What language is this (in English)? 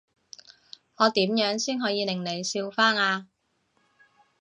Cantonese